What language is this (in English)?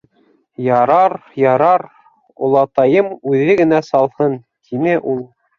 Bashkir